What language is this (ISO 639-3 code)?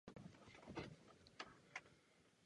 ces